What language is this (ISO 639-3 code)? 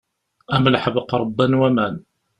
kab